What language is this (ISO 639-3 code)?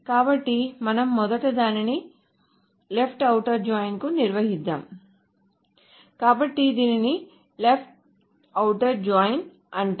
tel